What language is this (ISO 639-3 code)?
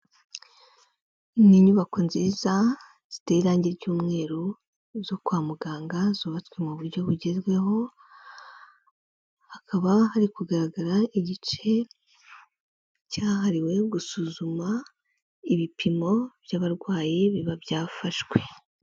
kin